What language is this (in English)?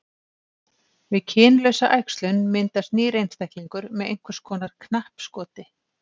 Icelandic